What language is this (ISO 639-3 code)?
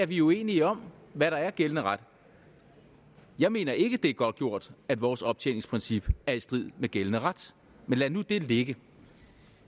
dan